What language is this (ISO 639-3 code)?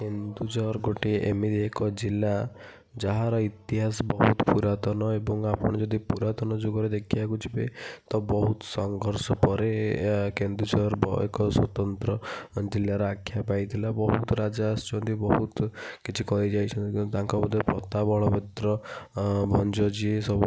ori